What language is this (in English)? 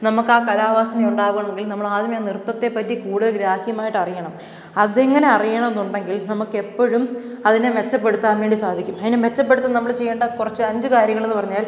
Malayalam